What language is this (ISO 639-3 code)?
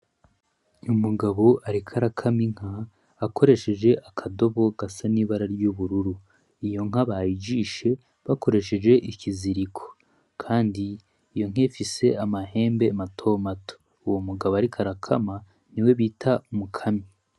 run